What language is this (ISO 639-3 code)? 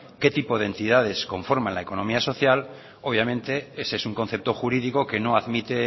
spa